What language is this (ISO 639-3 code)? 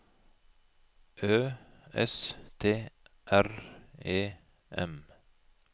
nor